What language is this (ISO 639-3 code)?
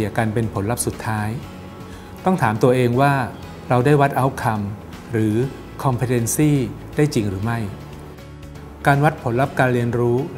tha